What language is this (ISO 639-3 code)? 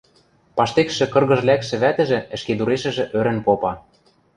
mrj